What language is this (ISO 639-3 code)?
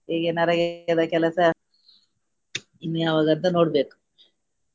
kan